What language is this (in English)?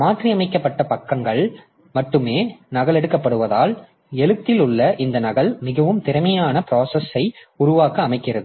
Tamil